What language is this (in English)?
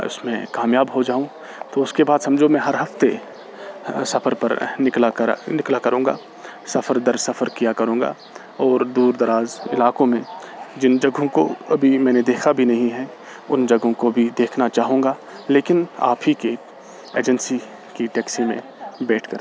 Urdu